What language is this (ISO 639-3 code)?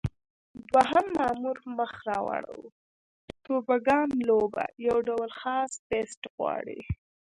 pus